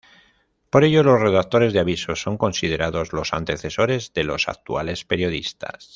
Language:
Spanish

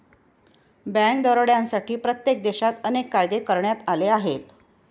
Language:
Marathi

